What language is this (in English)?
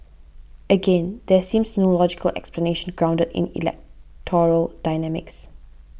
English